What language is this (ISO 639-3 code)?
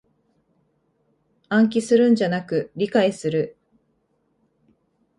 jpn